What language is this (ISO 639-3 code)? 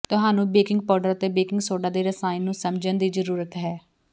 pan